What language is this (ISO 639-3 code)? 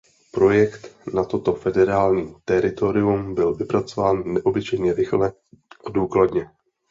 ces